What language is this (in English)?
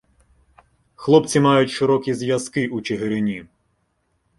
Ukrainian